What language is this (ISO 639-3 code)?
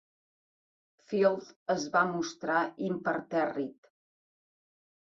cat